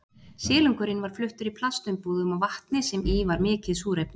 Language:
Icelandic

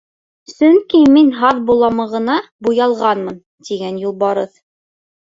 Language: Bashkir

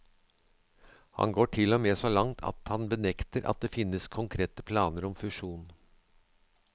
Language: Norwegian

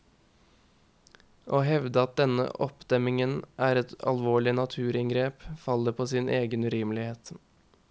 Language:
Norwegian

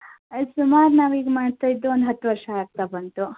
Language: Kannada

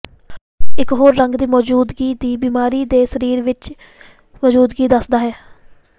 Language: Punjabi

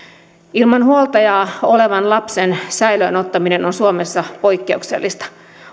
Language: Finnish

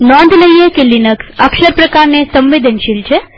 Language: Gujarati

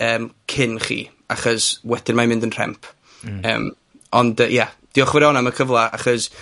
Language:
Welsh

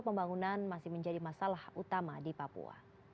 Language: Indonesian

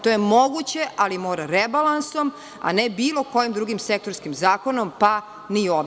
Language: Serbian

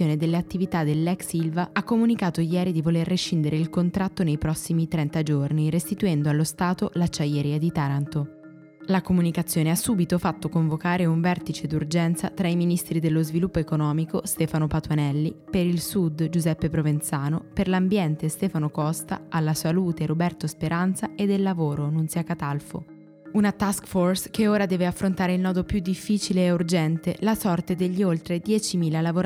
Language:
Italian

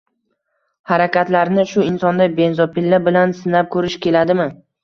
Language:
Uzbek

